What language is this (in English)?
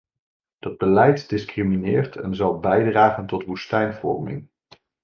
Dutch